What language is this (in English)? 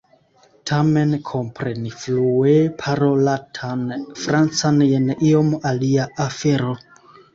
Esperanto